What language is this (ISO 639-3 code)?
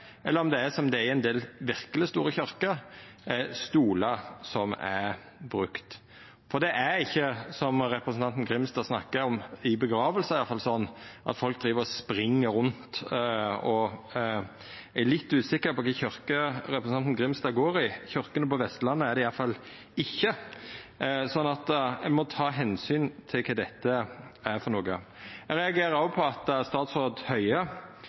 nno